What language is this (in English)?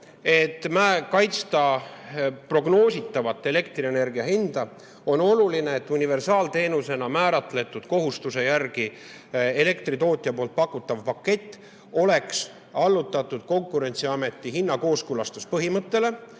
Estonian